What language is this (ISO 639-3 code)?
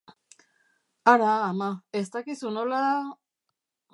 eus